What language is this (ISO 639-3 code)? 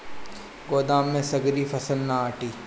bho